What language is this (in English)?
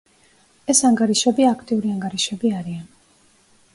Georgian